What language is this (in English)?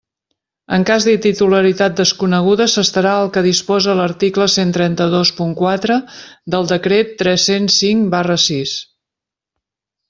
Catalan